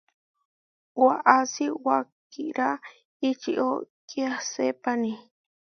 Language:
Huarijio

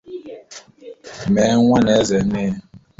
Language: Igbo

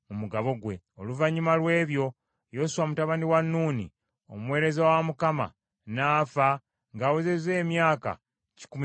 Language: Ganda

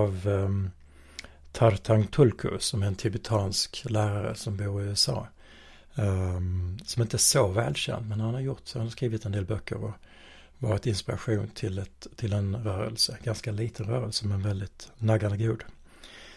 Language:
Swedish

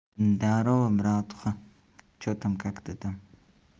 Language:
Russian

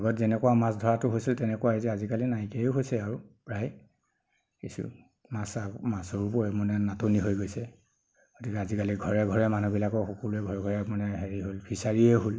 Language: Assamese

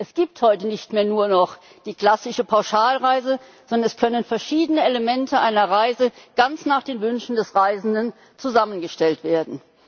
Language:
German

